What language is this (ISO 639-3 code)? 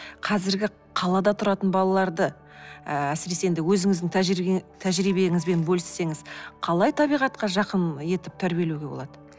kaz